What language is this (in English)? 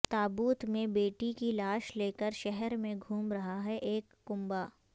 Urdu